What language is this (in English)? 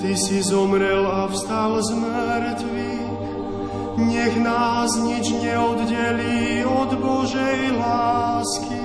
Slovak